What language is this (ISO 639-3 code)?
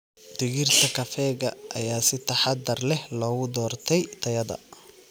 som